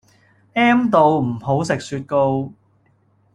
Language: Cantonese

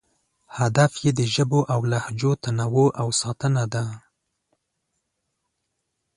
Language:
Pashto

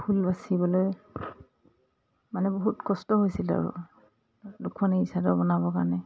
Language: Assamese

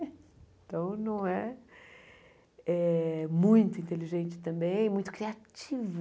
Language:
Portuguese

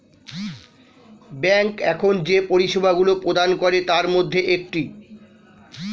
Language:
Bangla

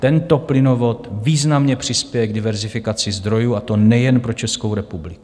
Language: Czech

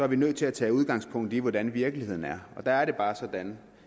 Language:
Danish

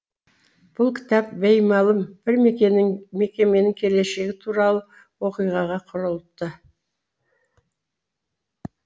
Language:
Kazakh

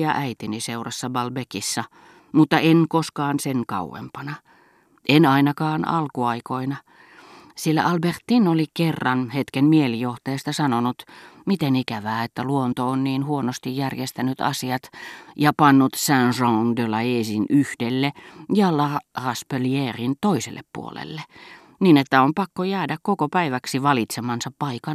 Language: Finnish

